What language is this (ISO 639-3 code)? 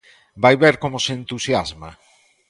glg